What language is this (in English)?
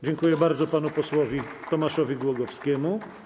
Polish